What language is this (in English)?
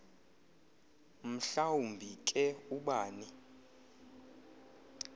Xhosa